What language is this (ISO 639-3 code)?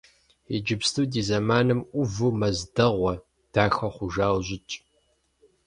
kbd